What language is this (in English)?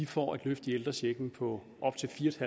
Danish